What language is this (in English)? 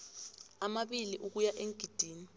South Ndebele